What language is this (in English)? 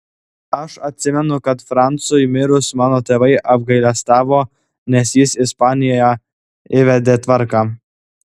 Lithuanian